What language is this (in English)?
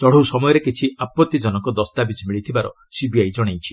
Odia